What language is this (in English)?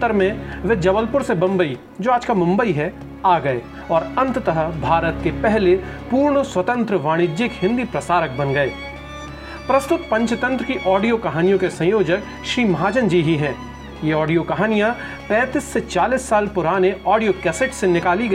Hindi